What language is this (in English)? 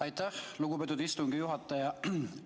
Estonian